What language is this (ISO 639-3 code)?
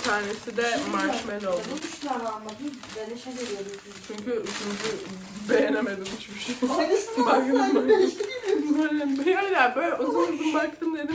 tur